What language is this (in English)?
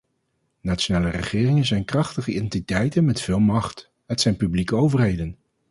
Dutch